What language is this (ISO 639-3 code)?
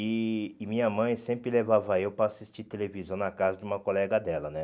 por